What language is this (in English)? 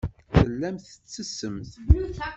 Kabyle